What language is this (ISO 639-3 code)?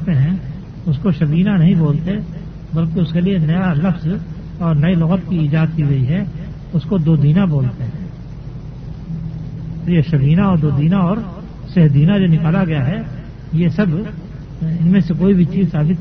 urd